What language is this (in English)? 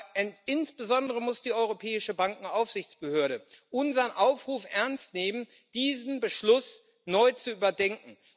German